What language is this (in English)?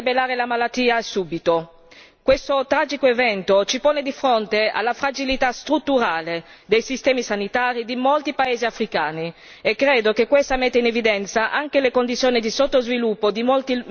Italian